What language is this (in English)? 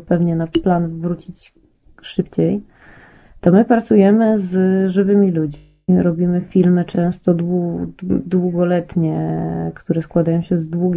Polish